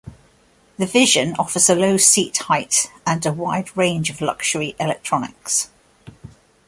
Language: English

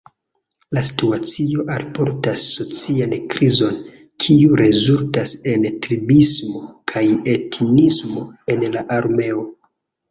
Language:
Esperanto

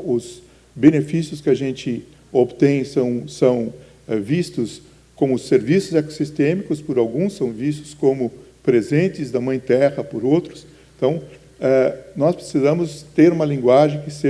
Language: Portuguese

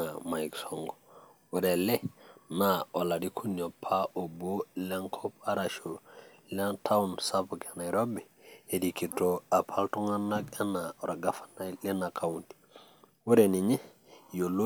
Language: Masai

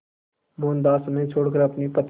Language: Hindi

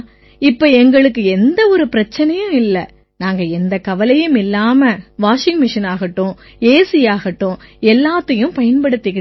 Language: Tamil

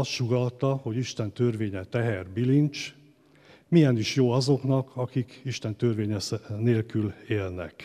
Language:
Hungarian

